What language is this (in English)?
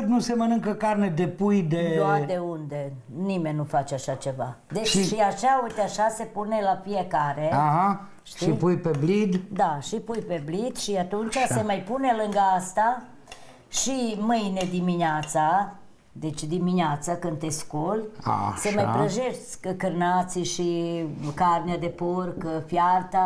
Romanian